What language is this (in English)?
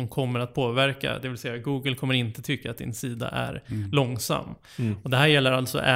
Swedish